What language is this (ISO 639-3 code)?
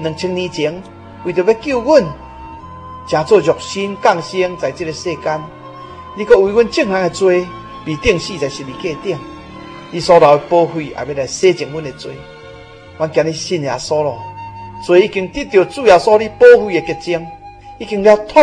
zho